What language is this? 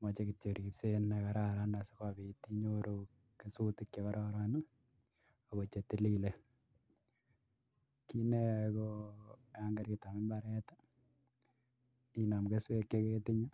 Kalenjin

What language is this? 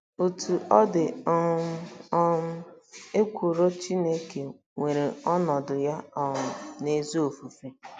Igbo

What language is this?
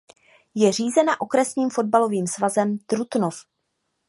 Czech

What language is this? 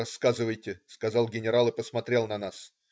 Russian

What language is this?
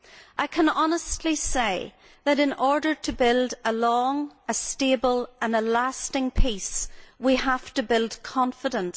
English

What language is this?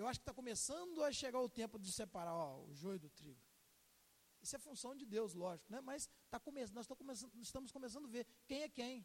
Portuguese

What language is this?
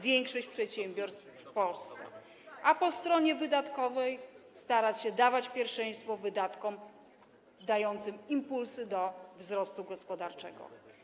Polish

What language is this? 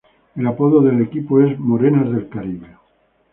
Spanish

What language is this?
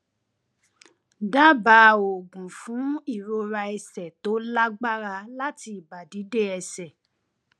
Yoruba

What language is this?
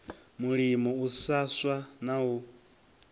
Venda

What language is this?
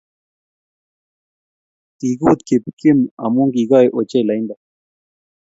Kalenjin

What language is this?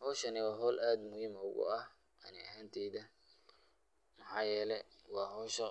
Somali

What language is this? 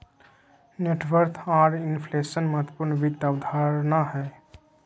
Magahi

